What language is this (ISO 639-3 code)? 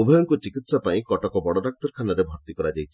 ori